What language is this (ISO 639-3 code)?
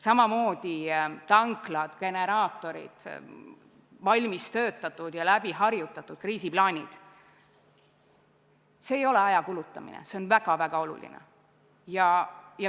est